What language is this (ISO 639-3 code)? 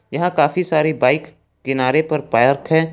hin